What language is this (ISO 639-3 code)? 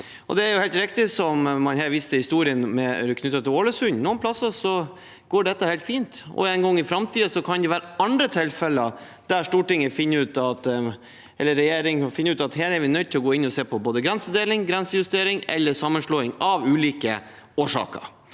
nor